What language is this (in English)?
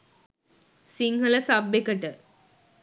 Sinhala